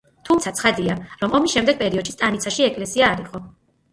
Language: Georgian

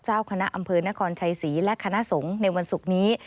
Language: Thai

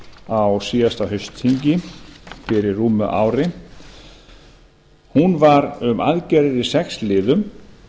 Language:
Icelandic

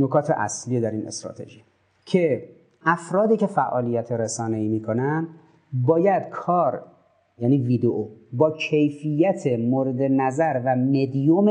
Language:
Persian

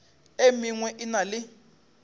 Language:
Northern Sotho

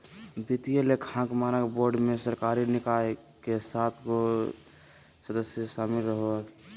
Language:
Magahi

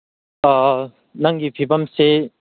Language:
Manipuri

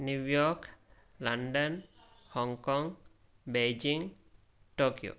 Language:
Sanskrit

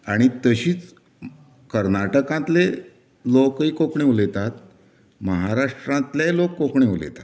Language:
Konkani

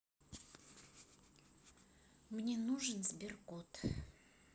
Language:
Russian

